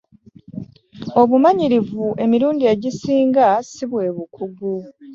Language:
Ganda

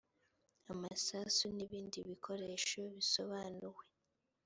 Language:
Kinyarwanda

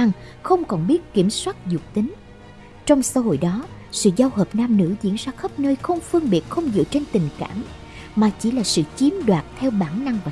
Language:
Vietnamese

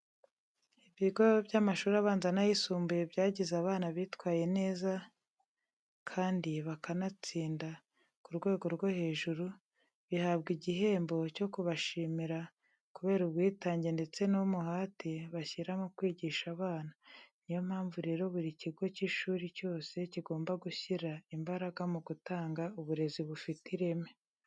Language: Kinyarwanda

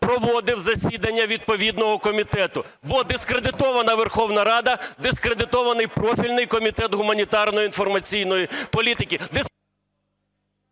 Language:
Ukrainian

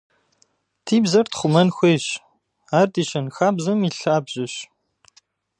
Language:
Kabardian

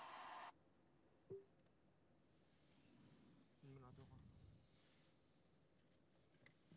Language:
Chinese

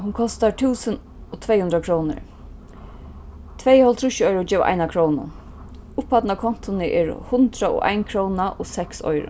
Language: Faroese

